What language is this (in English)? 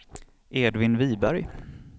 Swedish